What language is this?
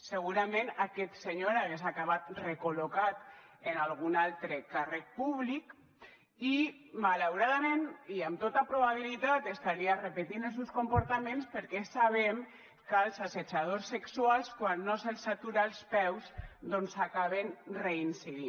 Catalan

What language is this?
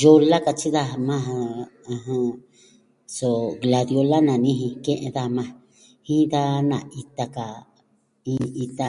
Southwestern Tlaxiaco Mixtec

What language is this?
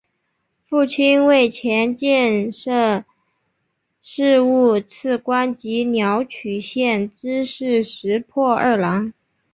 Chinese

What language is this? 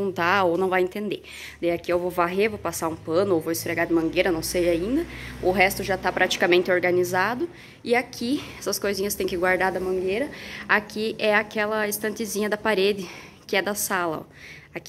Portuguese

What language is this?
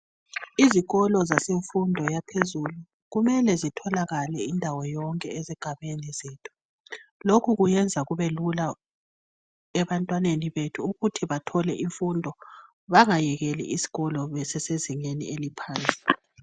North Ndebele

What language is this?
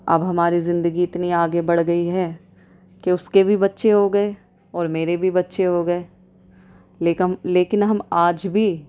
Urdu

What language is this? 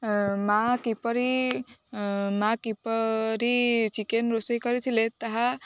Odia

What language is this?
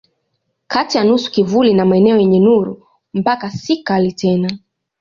Swahili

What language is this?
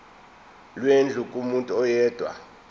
Zulu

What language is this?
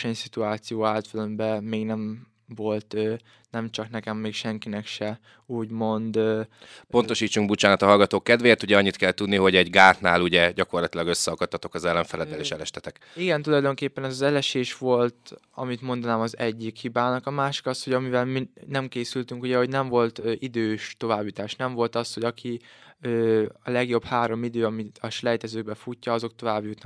Hungarian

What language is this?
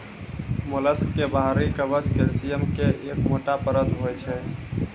Maithili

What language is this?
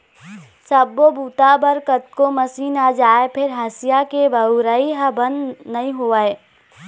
Chhattisgarhi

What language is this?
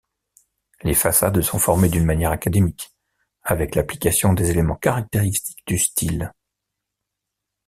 French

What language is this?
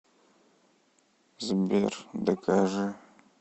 Russian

